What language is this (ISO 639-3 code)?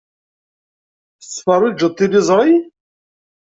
kab